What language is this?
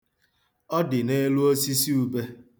Igbo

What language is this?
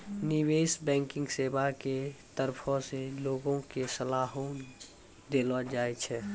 Maithili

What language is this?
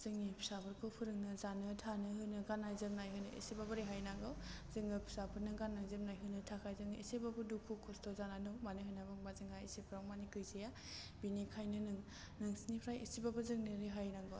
Bodo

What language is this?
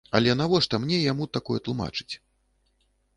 Belarusian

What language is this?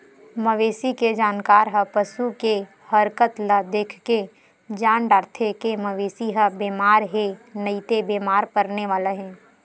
Chhattisgarhi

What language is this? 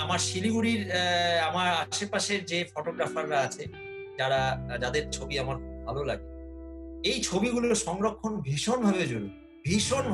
Bangla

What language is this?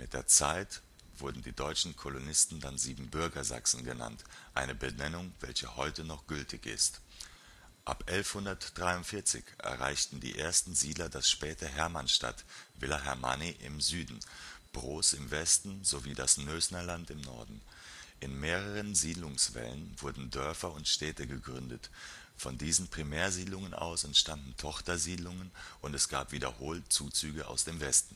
German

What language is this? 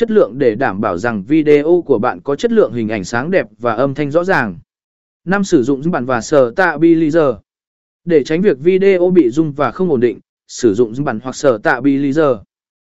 Vietnamese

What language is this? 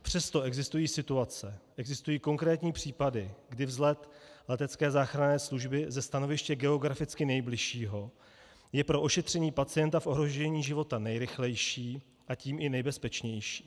Czech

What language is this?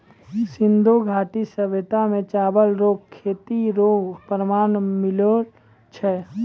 Maithili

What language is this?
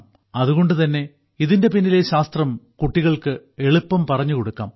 Malayalam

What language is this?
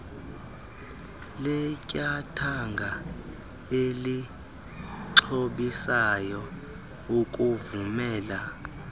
Xhosa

